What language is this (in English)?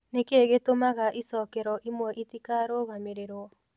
Kikuyu